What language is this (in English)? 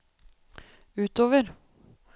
Norwegian